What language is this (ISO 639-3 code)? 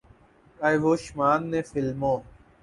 urd